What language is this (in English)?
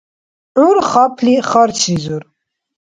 Dargwa